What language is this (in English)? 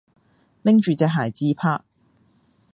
Cantonese